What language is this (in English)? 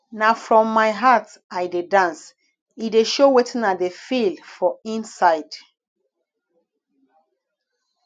Nigerian Pidgin